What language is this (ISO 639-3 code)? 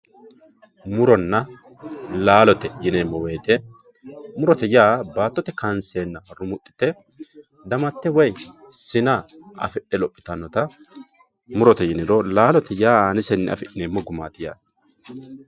sid